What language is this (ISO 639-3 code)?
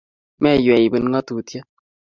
kln